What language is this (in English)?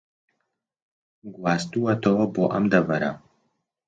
Central Kurdish